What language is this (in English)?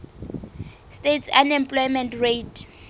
Southern Sotho